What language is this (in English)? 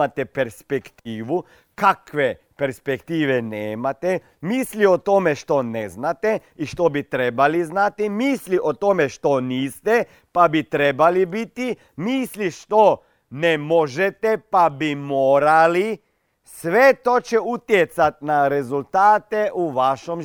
Croatian